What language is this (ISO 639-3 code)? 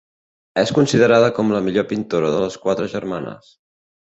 cat